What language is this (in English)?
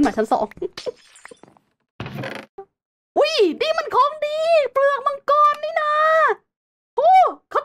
Thai